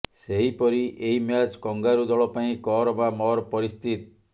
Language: Odia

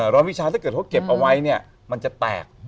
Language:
Thai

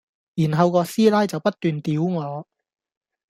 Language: Cantonese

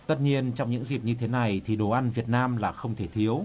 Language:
Vietnamese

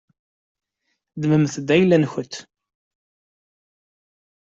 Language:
Kabyle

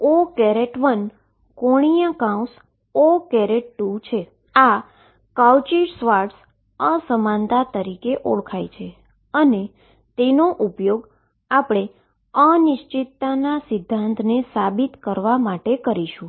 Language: Gujarati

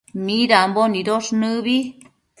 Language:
Matsés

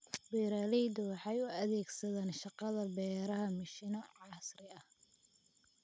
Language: Somali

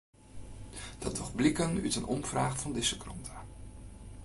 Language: Western Frisian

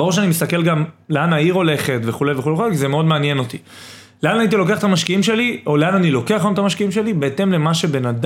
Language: Hebrew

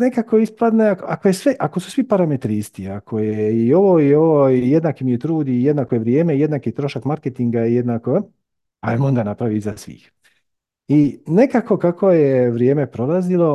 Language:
Croatian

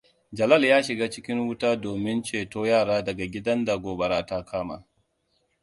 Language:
Hausa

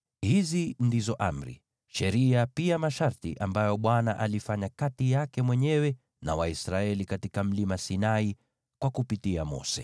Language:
Swahili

